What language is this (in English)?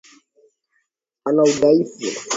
Swahili